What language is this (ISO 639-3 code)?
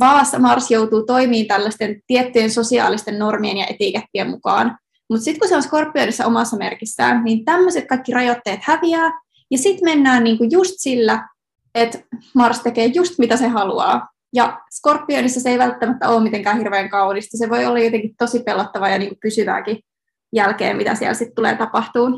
fin